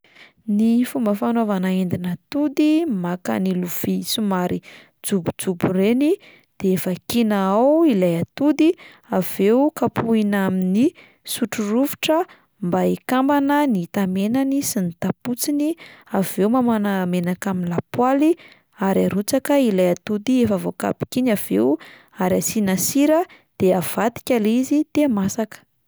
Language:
Malagasy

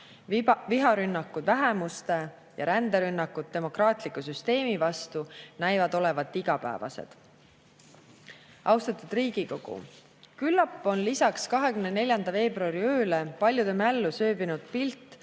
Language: Estonian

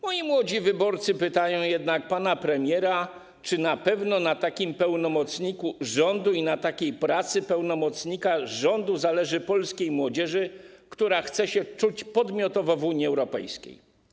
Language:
Polish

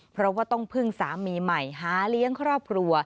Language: Thai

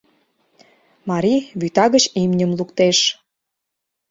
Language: Mari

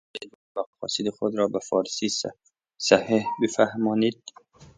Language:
Persian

